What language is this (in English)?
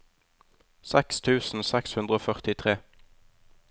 Norwegian